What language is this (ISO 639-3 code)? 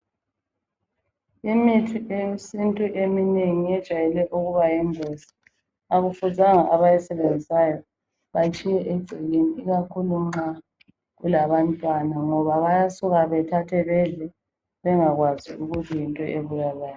nde